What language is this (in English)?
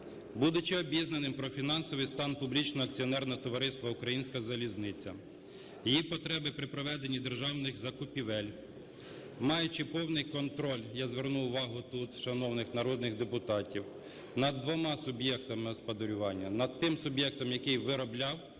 Ukrainian